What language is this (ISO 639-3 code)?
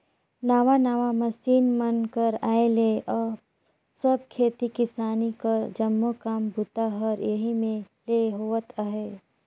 hne